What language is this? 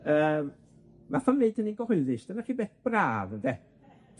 Welsh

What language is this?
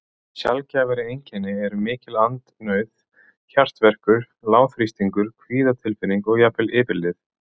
Icelandic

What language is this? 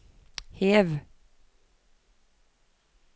Norwegian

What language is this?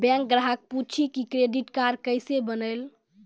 Maithili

